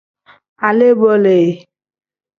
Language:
Tem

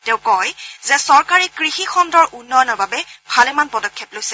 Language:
Assamese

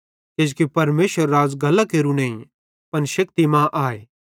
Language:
Bhadrawahi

